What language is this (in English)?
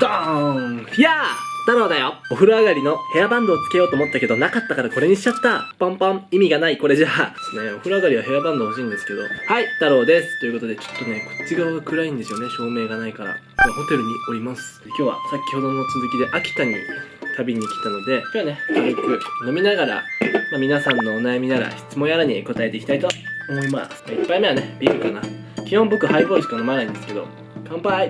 Japanese